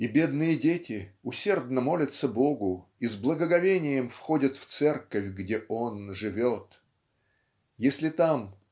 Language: Russian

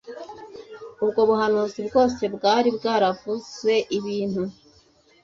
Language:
Kinyarwanda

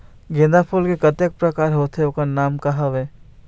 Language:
Chhattisgarhi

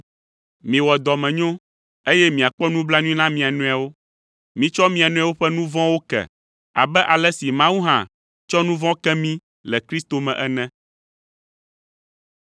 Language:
Ewe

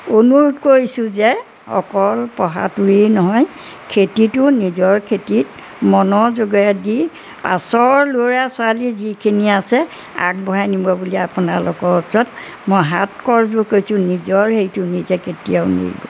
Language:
Assamese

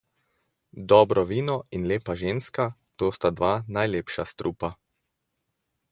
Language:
Slovenian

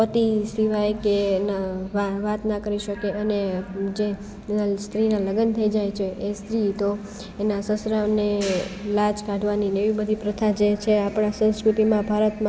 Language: Gujarati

